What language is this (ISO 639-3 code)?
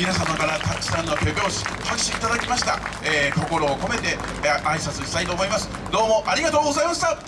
jpn